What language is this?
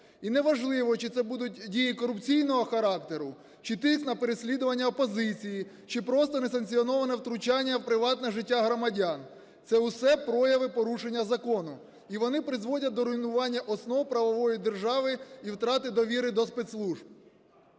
Ukrainian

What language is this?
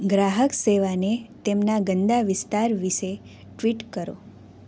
Gujarati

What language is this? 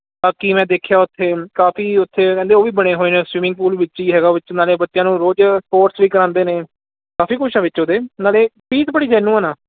Punjabi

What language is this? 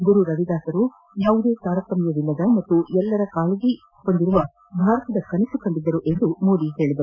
Kannada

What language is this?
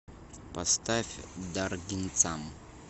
Russian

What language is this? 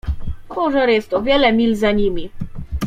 Polish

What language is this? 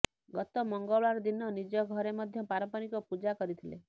Odia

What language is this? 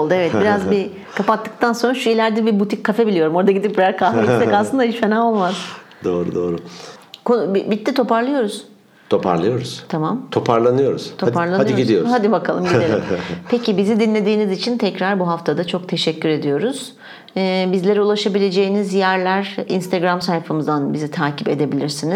Turkish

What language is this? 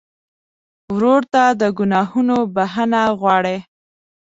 Pashto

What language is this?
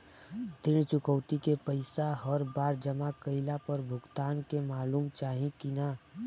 Bhojpuri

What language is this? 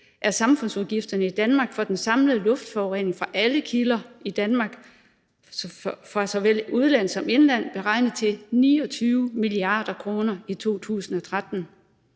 Danish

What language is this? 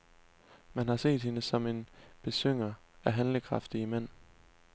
Danish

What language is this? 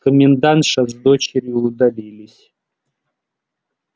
Russian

